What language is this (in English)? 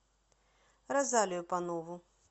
Russian